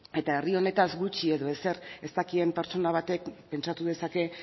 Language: Basque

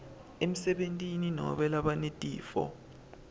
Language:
Swati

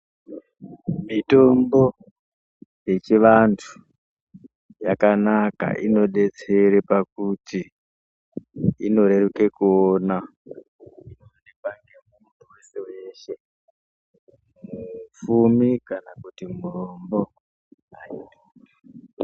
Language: Ndau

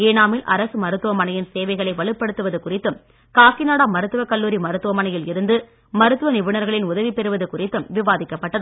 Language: Tamil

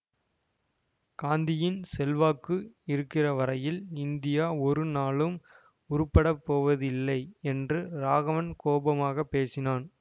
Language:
Tamil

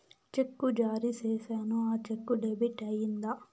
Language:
Telugu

